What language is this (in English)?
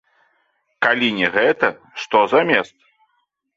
Belarusian